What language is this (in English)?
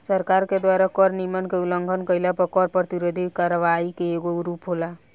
Bhojpuri